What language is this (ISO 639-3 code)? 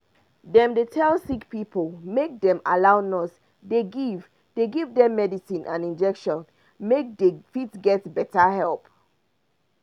pcm